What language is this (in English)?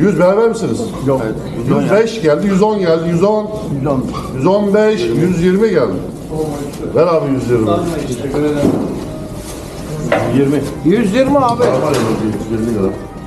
Turkish